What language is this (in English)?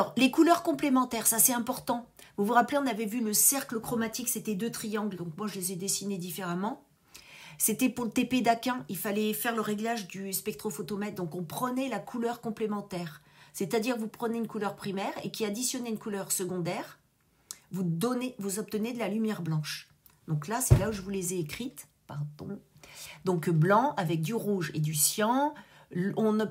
French